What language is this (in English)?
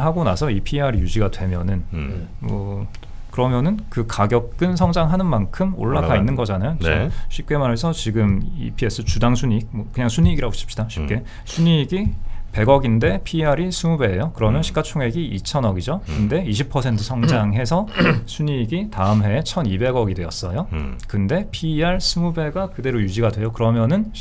Korean